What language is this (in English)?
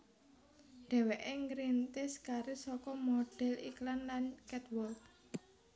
Javanese